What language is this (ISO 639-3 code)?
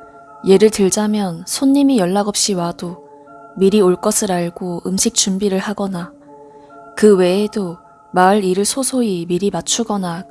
kor